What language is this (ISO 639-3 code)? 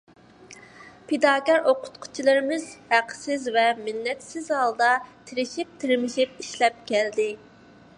uig